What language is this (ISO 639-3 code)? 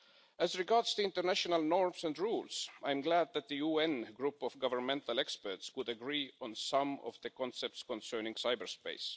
eng